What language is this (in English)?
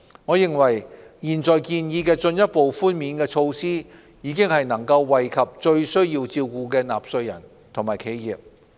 Cantonese